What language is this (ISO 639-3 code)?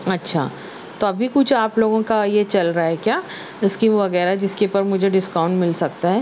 urd